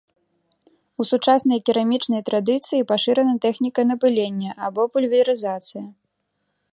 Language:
Belarusian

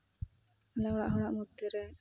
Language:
Santali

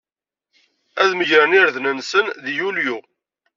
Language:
Kabyle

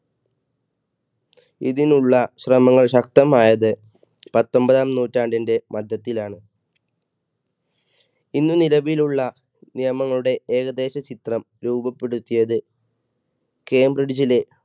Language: Malayalam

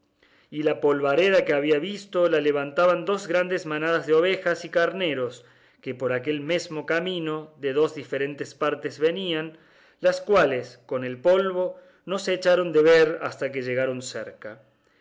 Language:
Spanish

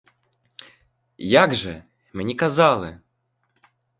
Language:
Ukrainian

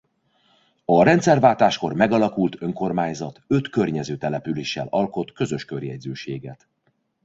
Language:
Hungarian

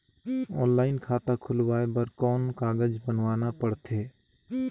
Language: Chhattisgarhi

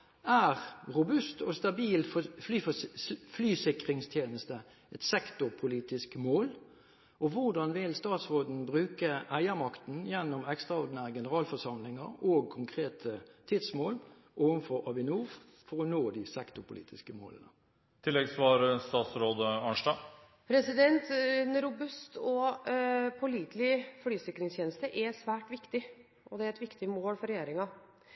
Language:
Norwegian Bokmål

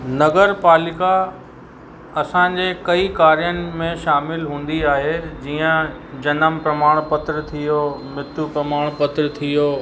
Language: Sindhi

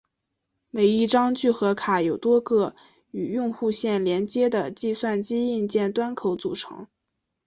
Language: Chinese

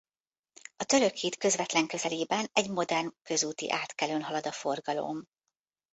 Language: Hungarian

